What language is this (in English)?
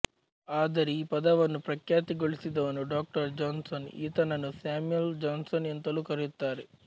Kannada